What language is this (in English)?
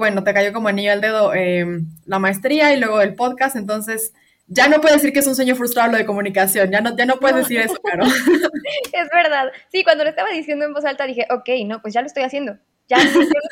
Spanish